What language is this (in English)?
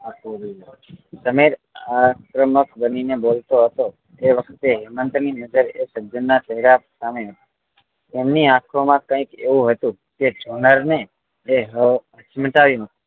Gujarati